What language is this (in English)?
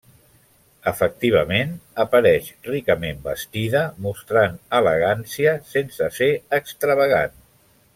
Catalan